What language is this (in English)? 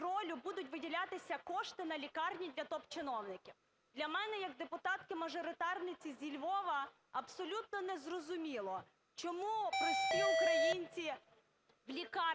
Ukrainian